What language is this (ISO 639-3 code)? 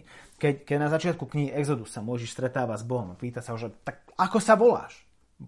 slk